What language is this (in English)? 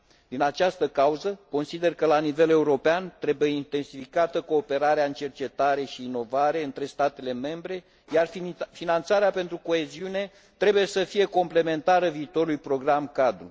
Romanian